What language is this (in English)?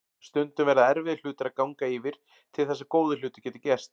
Icelandic